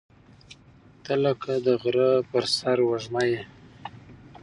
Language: Pashto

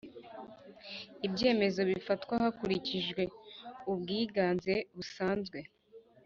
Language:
Kinyarwanda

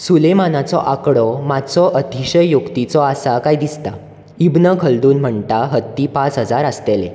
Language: Konkani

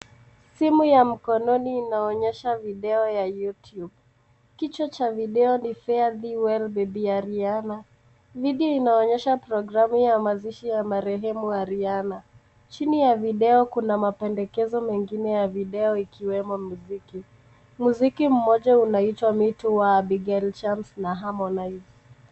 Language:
Swahili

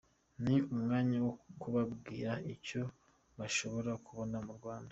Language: Kinyarwanda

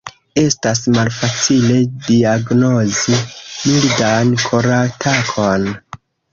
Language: Esperanto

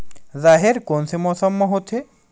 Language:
Chhattisgarhi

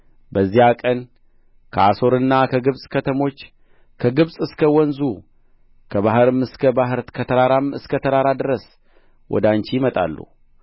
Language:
Amharic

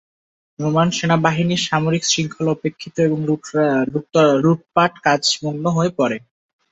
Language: Bangla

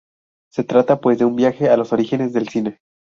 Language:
Spanish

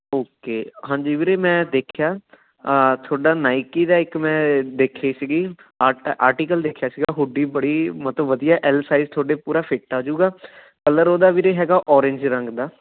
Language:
Punjabi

